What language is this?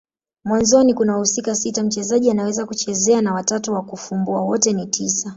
Swahili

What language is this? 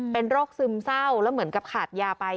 Thai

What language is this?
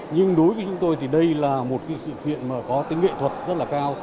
Vietnamese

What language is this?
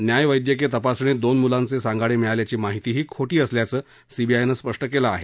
Marathi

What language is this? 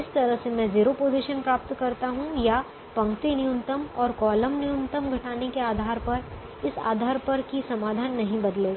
Hindi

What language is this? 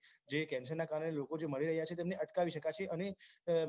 Gujarati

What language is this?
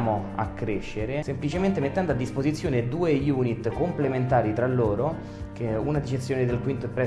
Italian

